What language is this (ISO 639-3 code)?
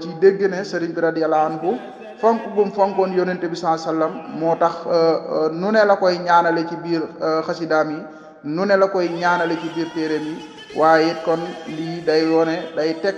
fra